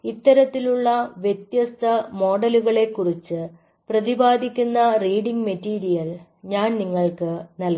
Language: Malayalam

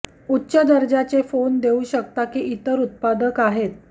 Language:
Marathi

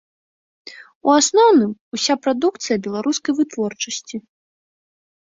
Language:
Belarusian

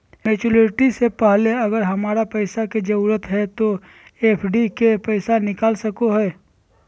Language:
Magahi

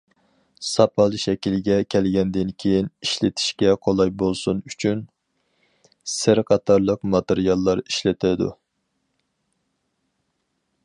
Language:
Uyghur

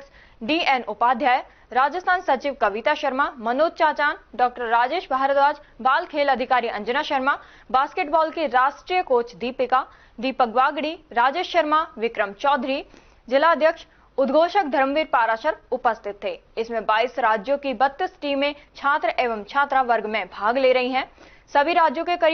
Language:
Hindi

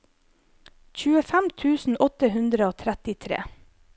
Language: Norwegian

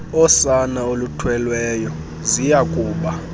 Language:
Xhosa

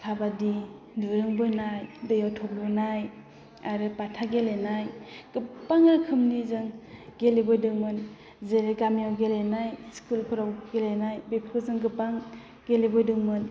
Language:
Bodo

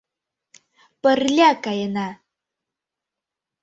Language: Mari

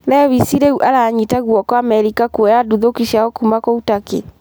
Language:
Kikuyu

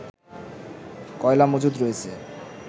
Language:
Bangla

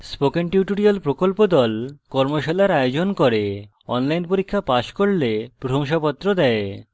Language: Bangla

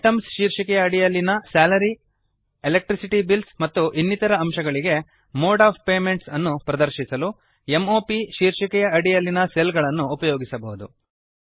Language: Kannada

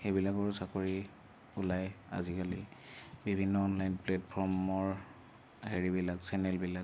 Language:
Assamese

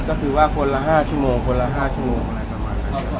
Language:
Thai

